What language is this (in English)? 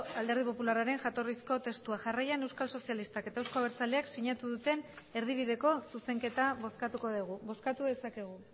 Basque